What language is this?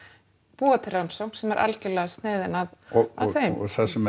Icelandic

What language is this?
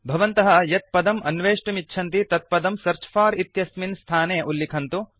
Sanskrit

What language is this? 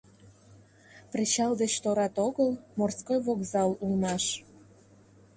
Mari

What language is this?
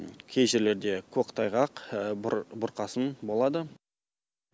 Kazakh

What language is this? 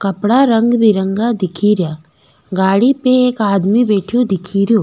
Rajasthani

